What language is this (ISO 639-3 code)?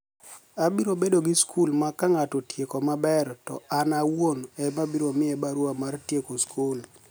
luo